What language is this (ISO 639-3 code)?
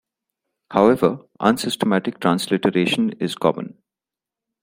eng